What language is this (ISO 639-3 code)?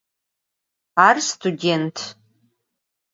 ady